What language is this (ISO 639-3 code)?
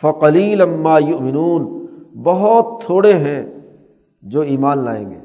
urd